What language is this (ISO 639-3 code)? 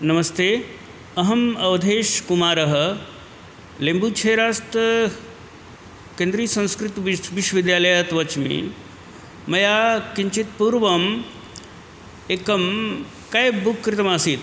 san